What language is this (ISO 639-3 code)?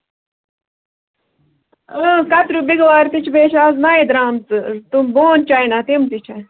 kas